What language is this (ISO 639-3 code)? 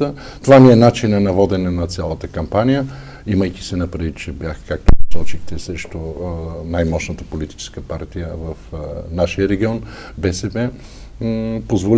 bul